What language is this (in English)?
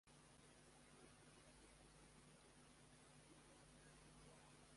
Tamil